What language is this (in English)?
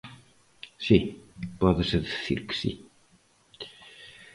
Galician